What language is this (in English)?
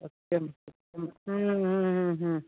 Sanskrit